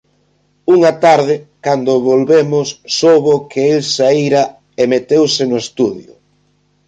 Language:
Galician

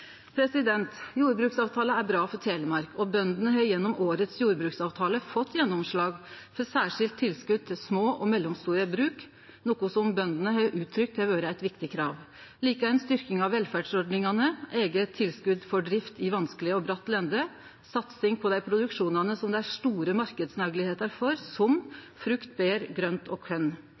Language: Norwegian Nynorsk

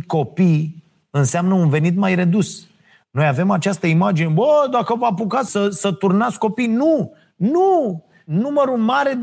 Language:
Romanian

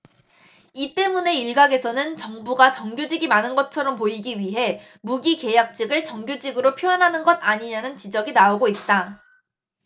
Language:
Korean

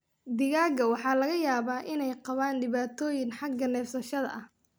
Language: Somali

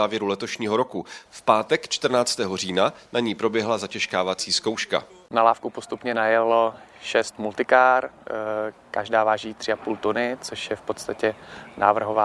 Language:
Czech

